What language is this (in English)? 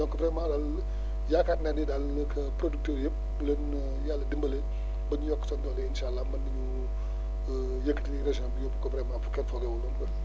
Wolof